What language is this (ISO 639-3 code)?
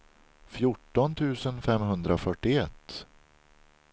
swe